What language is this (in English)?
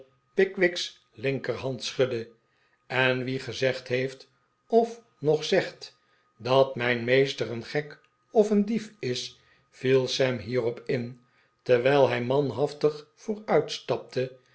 Dutch